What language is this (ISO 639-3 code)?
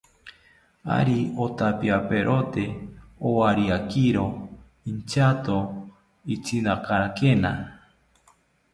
cpy